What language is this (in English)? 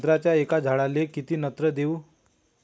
Marathi